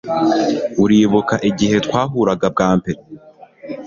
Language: Kinyarwanda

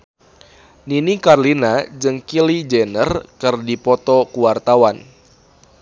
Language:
Sundanese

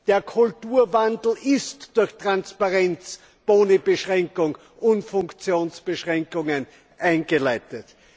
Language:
German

